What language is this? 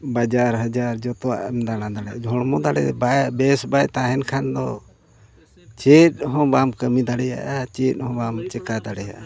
Santali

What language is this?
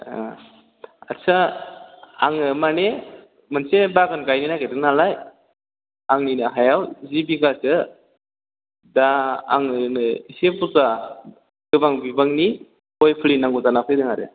Bodo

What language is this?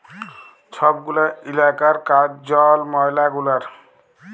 Bangla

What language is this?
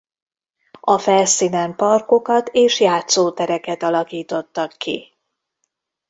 Hungarian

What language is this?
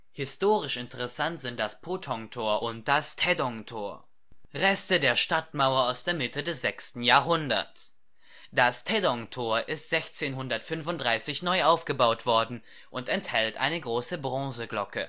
German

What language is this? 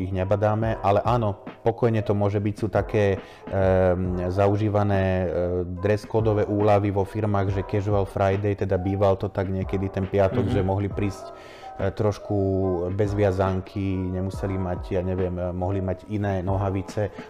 Slovak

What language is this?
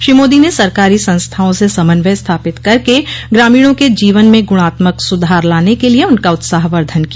Hindi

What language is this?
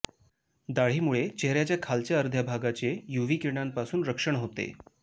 Marathi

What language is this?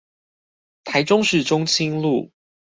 Chinese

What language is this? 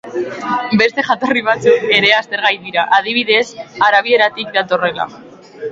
Basque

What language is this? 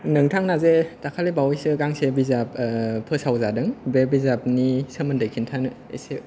Bodo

